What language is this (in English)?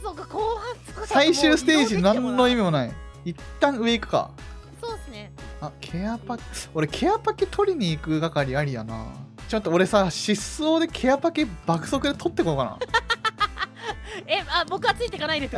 Japanese